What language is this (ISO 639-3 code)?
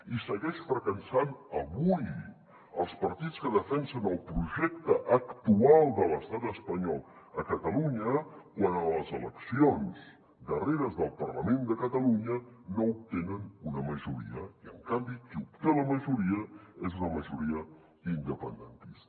cat